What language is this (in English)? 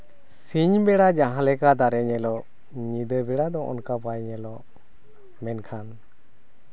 Santali